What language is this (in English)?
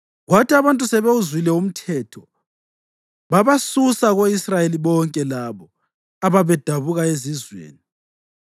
North Ndebele